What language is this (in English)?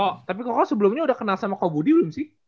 Indonesian